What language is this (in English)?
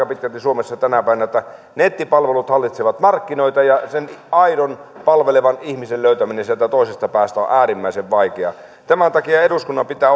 Finnish